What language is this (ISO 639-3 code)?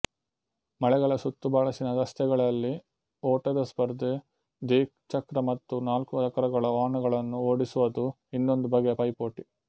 kan